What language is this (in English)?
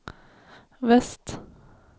Swedish